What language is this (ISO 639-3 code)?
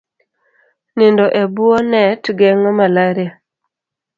luo